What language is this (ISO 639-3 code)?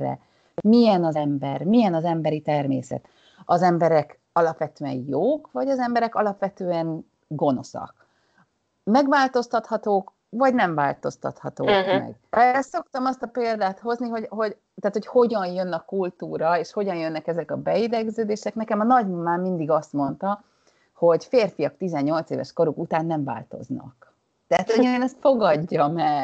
hun